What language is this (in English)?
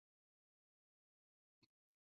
Pashto